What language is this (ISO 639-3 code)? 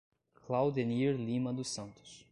por